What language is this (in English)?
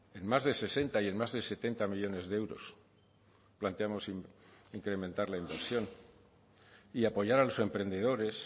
Spanish